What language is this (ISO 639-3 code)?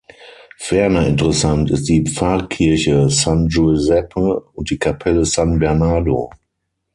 deu